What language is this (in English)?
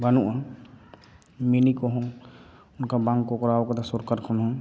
Santali